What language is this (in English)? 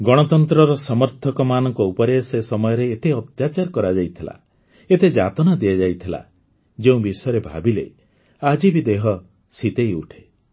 Odia